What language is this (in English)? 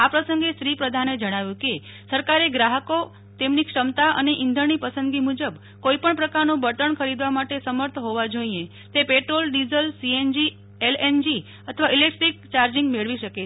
Gujarati